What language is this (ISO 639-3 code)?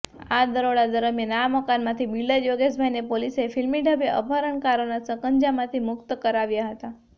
guj